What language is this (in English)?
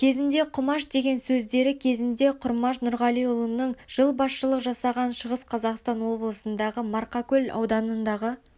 Kazakh